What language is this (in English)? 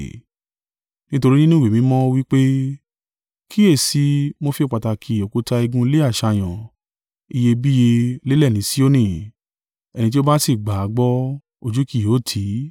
Yoruba